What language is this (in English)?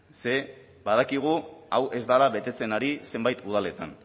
Basque